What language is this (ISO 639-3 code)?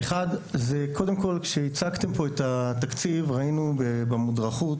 heb